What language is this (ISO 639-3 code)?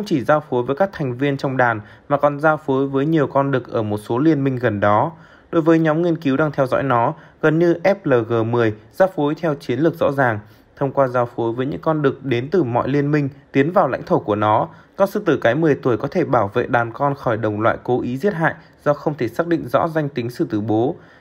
vie